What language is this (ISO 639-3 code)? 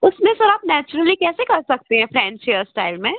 hin